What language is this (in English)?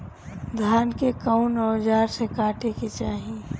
Bhojpuri